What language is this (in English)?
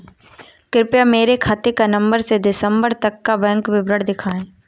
Hindi